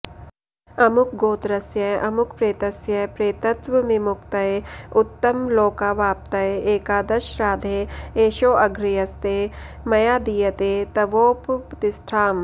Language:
Sanskrit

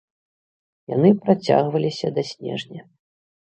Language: Belarusian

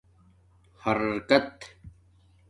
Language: Domaaki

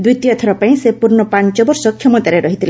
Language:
Odia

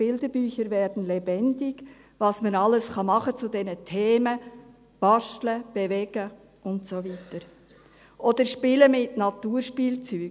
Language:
Swiss German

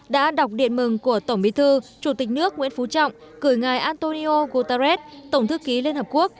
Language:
Vietnamese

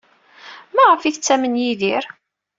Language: Kabyle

